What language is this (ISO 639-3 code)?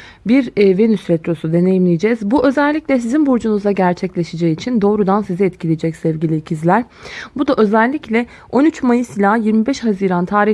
tur